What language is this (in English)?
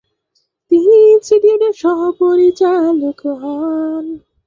Bangla